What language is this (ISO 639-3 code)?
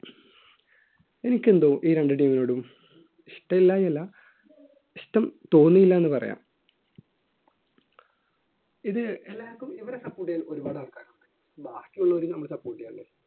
mal